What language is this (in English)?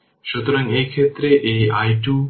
Bangla